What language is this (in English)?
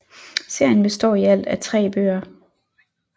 Danish